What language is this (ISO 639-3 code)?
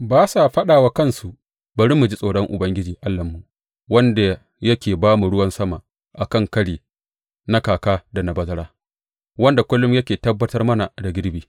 hau